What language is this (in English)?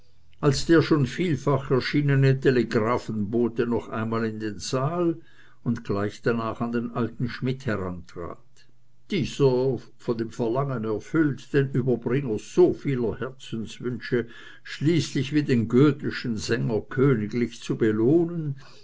German